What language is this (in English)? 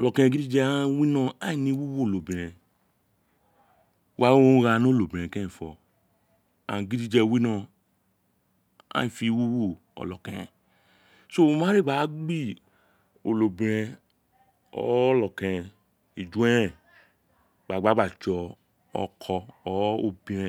Isekiri